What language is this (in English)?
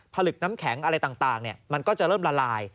Thai